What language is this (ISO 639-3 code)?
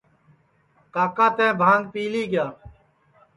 ssi